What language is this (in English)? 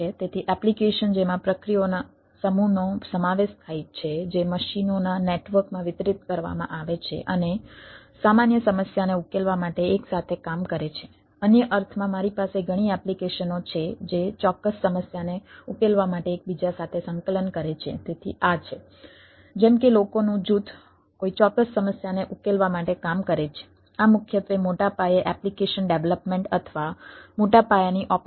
Gujarati